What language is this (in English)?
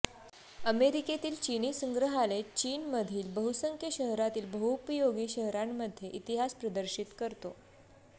Marathi